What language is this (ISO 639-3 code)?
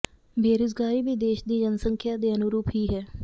pan